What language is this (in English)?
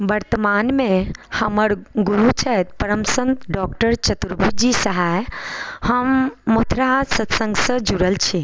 Maithili